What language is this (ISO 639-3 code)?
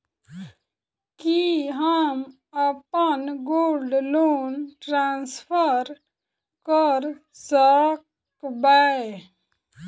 mai